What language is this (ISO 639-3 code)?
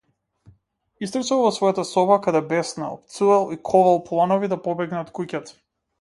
mkd